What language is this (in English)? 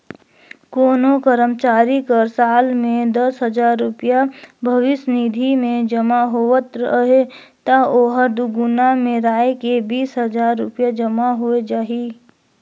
Chhattisgarhi